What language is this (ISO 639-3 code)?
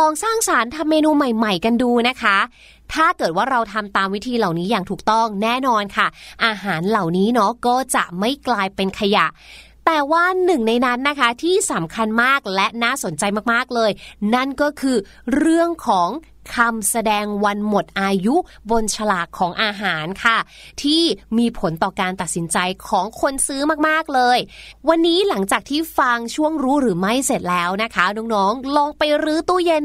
tha